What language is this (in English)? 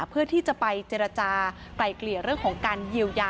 Thai